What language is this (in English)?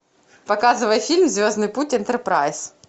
Russian